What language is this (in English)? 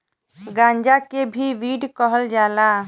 Bhojpuri